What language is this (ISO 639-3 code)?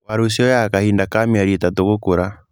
kik